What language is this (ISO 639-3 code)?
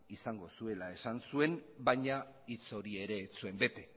eus